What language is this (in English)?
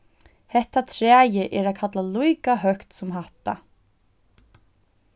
Faroese